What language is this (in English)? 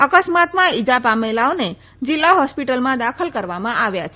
Gujarati